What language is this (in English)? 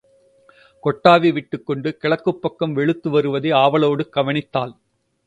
Tamil